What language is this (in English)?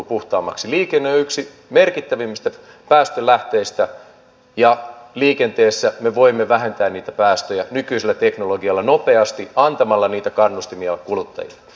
Finnish